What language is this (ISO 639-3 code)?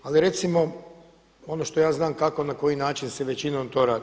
hrv